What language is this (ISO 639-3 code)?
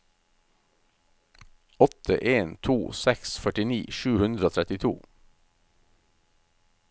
nor